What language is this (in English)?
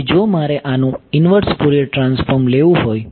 Gujarati